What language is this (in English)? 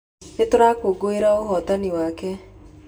Kikuyu